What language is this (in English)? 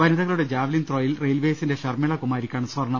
Malayalam